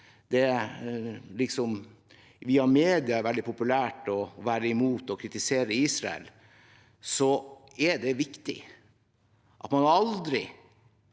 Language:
Norwegian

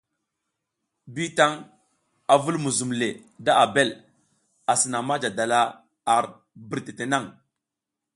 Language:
South Giziga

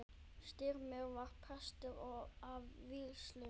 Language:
Icelandic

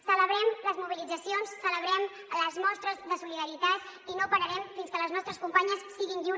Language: Catalan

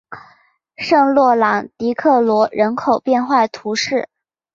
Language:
Chinese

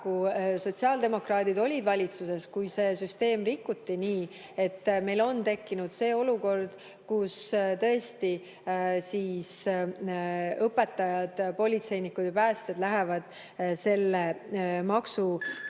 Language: Estonian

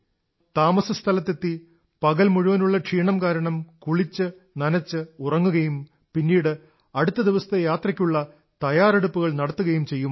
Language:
Malayalam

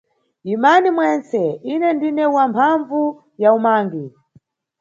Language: Nyungwe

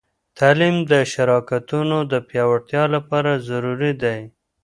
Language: Pashto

